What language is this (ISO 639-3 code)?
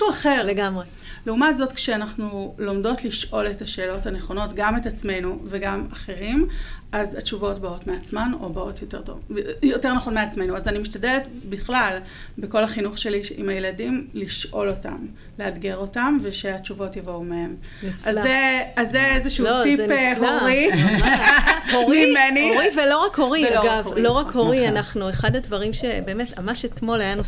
heb